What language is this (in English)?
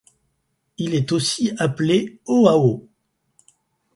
French